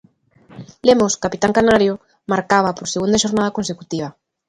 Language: Galician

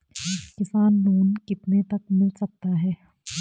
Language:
Hindi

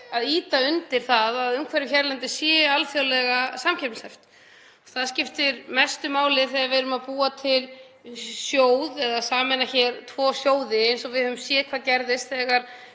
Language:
Icelandic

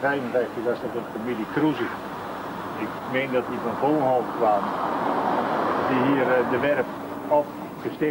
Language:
Dutch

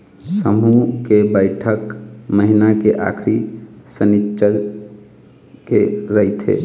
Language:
Chhattisgarhi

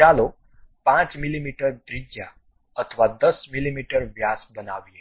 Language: Gujarati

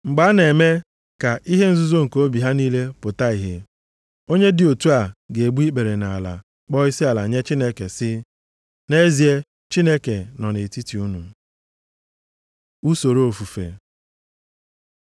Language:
Igbo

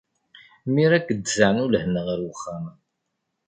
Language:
Kabyle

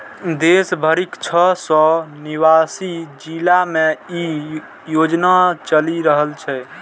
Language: Maithili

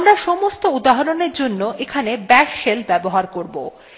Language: Bangla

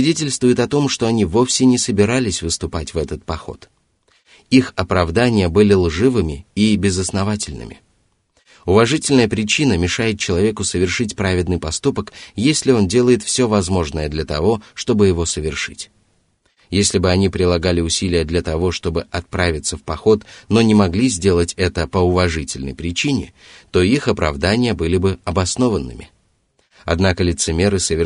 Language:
Russian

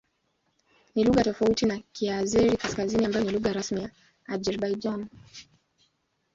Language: Swahili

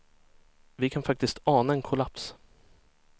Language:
Swedish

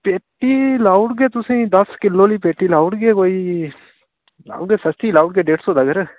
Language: Dogri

